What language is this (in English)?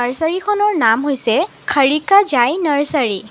Assamese